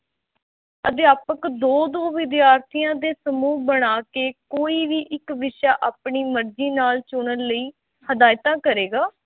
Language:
Punjabi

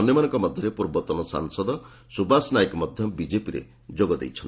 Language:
Odia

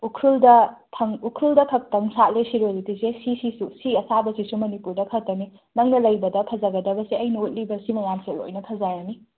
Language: Manipuri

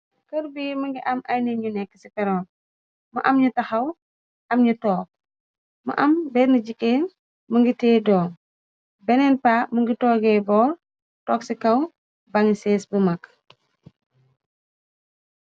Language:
Wolof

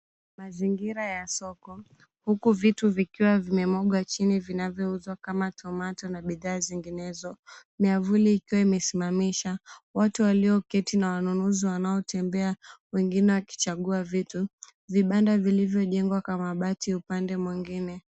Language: Swahili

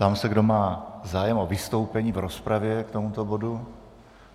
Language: Czech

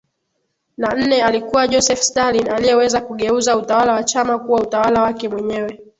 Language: Swahili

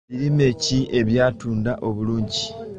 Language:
Ganda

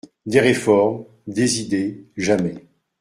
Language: French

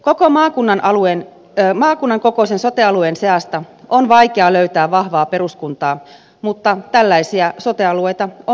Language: Finnish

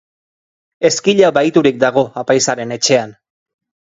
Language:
Basque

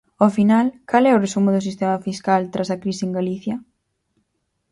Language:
Galician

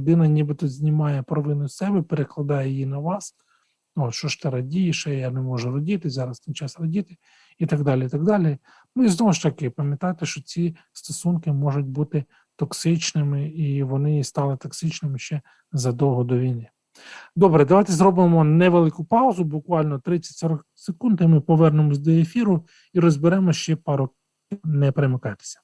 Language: Ukrainian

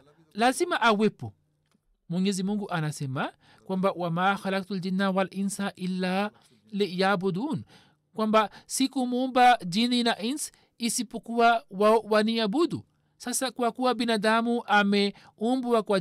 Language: Swahili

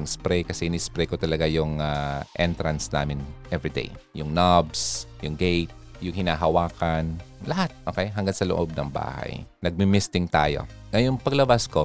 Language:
Filipino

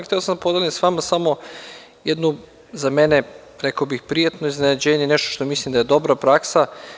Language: Serbian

